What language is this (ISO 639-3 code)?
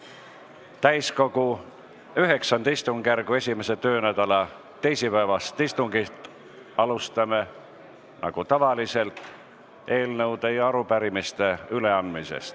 est